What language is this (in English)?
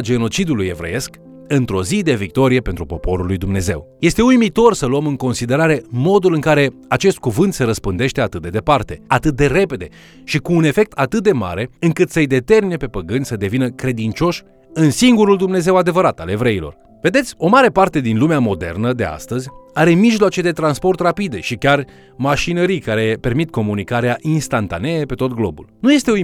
Romanian